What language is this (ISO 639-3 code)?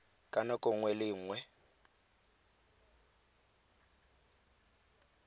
tsn